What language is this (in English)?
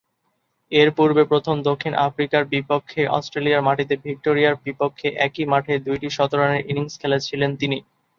Bangla